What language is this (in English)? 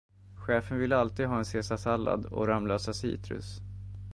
Swedish